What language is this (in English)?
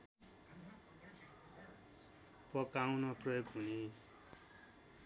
Nepali